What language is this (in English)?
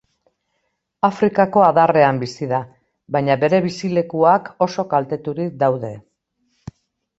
Basque